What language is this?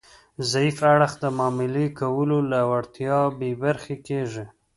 Pashto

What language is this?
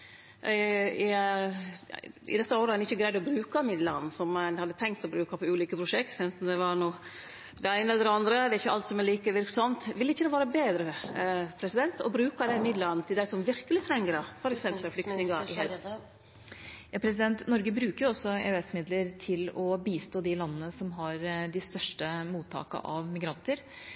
Norwegian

